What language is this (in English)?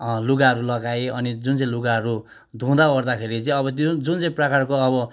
Nepali